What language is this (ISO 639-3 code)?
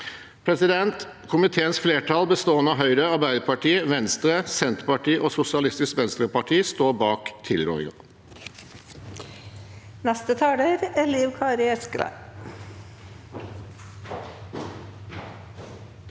nor